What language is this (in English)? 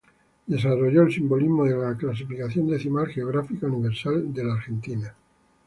Spanish